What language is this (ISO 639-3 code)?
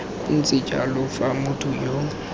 tsn